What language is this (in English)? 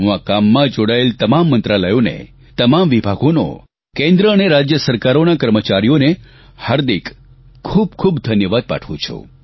Gujarati